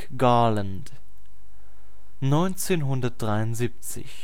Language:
German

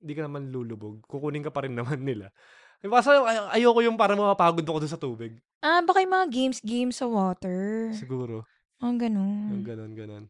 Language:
Filipino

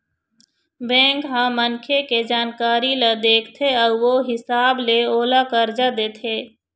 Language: Chhattisgarhi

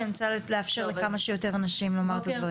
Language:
Hebrew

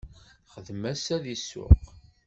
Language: Kabyle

